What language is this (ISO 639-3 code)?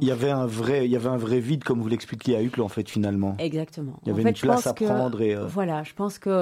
fra